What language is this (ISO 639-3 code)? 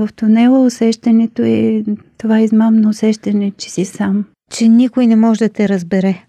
bul